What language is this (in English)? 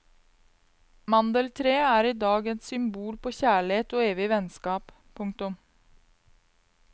Norwegian